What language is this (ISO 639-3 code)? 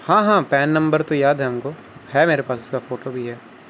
urd